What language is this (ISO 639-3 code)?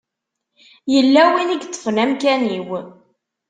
kab